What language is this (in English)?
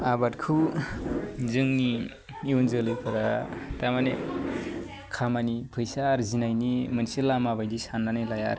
Bodo